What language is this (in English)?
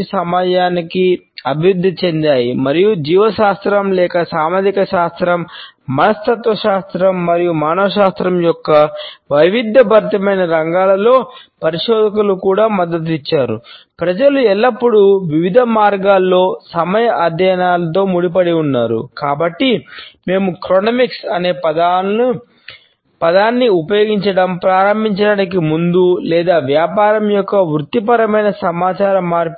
Telugu